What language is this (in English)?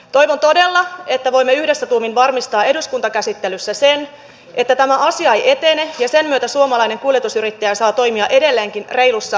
Finnish